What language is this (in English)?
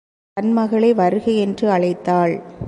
Tamil